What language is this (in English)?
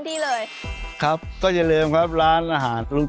Thai